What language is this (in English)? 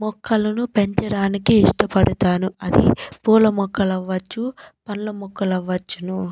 Telugu